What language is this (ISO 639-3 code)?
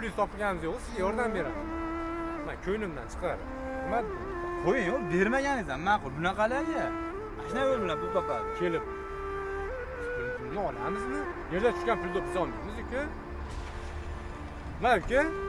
tur